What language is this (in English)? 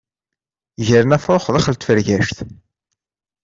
Kabyle